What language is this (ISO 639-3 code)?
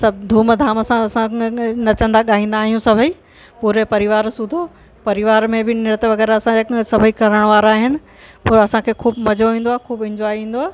snd